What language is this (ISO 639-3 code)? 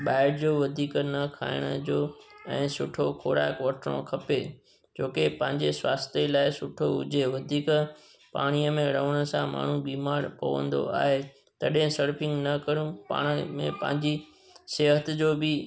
snd